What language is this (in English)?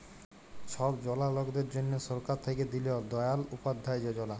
Bangla